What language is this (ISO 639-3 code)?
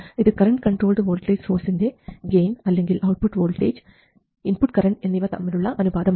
mal